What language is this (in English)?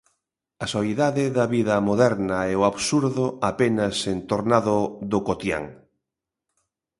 Galician